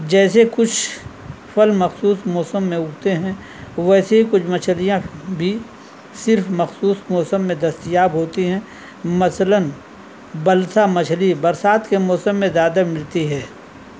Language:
Urdu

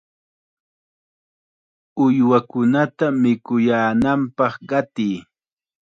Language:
Chiquián Ancash Quechua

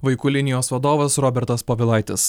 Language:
Lithuanian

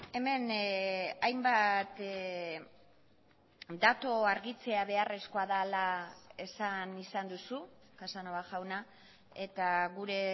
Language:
Basque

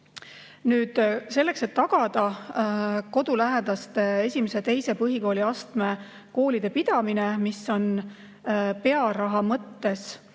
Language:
Estonian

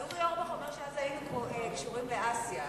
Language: Hebrew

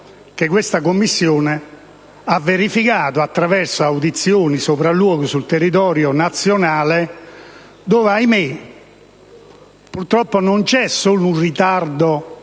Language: Italian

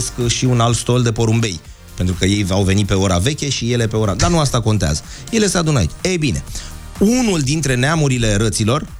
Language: Romanian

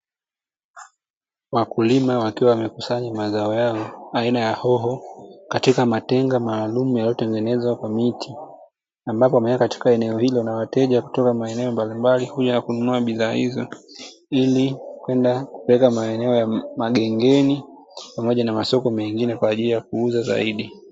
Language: Swahili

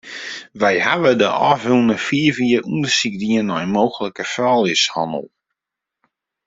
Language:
Western Frisian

